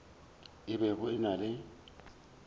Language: Northern Sotho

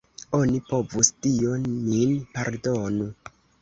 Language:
Esperanto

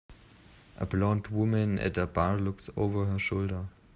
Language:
English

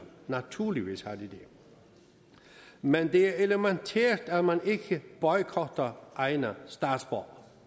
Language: Danish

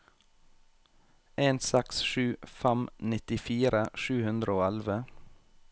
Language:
Norwegian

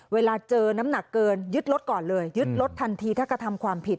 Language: Thai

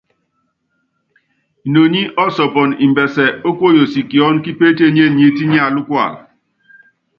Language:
Yangben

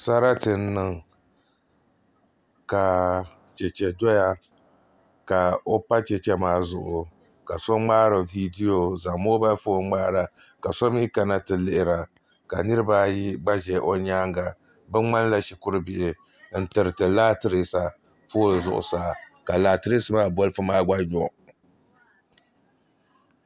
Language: Dagbani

